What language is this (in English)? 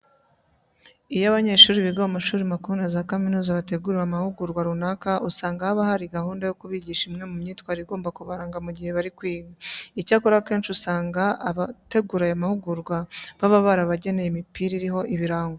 Kinyarwanda